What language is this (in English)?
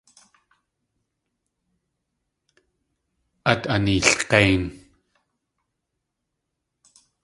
Tlingit